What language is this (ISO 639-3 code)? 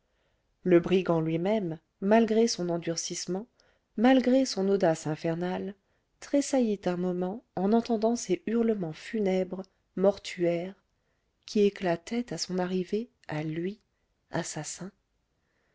fra